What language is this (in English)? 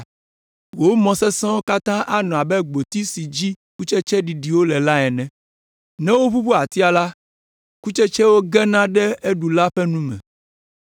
Ewe